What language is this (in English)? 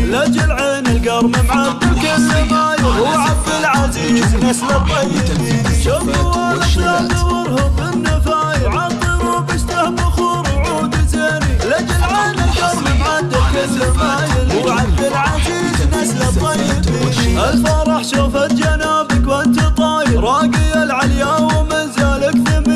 Arabic